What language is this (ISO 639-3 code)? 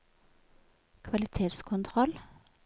nor